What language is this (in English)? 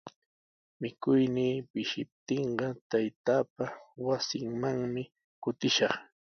Sihuas Ancash Quechua